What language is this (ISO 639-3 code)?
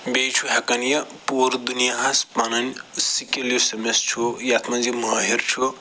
kas